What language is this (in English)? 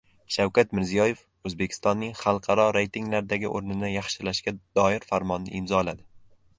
Uzbek